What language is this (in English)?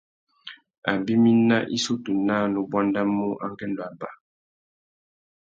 Tuki